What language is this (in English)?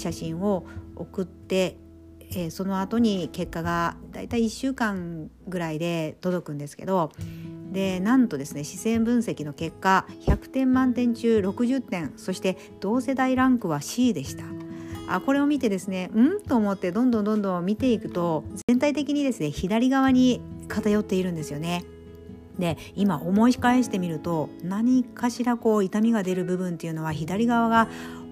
Japanese